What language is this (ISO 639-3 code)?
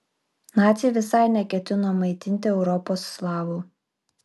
lit